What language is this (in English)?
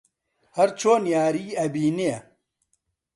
Central Kurdish